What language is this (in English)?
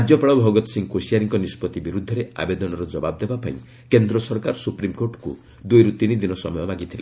Odia